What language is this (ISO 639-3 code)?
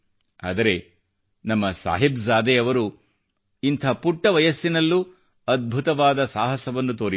kan